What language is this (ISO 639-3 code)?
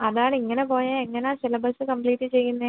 mal